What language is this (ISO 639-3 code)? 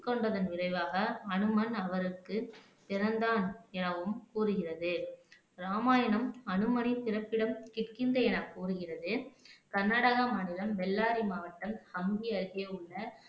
tam